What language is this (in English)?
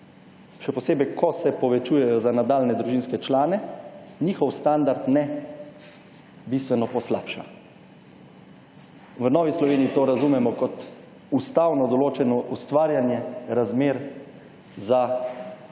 Slovenian